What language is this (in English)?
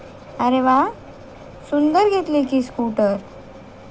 Marathi